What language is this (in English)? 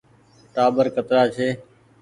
Goaria